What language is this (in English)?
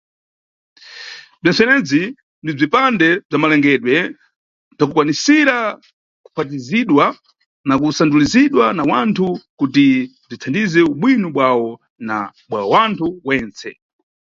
Nyungwe